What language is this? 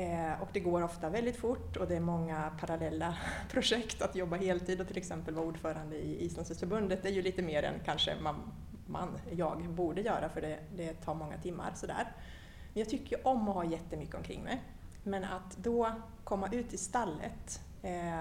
Swedish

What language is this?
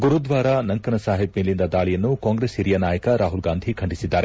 Kannada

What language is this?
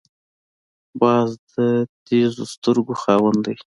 Pashto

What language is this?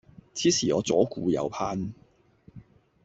Cantonese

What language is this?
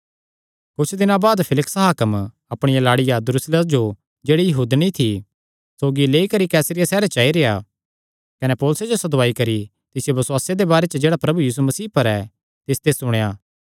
Kangri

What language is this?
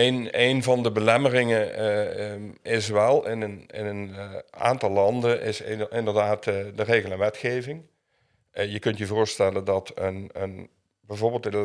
Dutch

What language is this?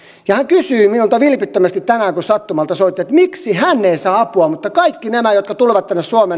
Finnish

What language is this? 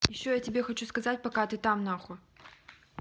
Russian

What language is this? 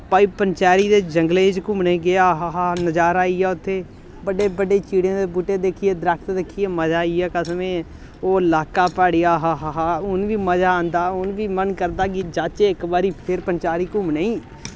Dogri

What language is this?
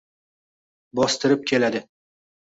Uzbek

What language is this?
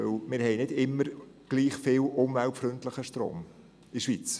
Swiss German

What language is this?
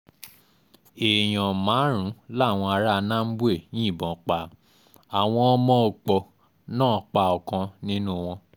Yoruba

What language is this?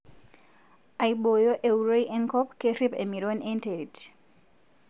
Masai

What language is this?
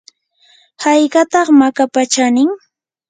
Yanahuanca Pasco Quechua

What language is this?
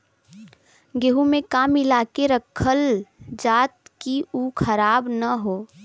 Bhojpuri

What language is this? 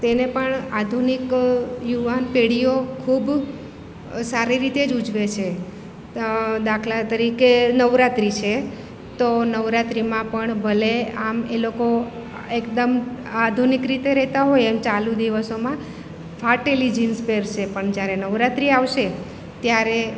Gujarati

